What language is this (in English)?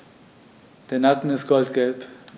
German